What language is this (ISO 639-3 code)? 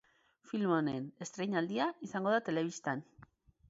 eus